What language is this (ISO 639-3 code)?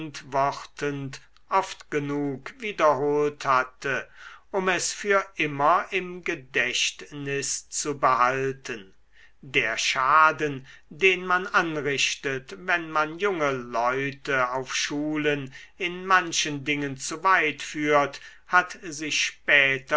deu